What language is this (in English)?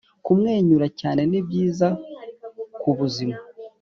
Kinyarwanda